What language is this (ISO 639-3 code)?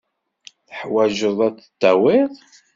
kab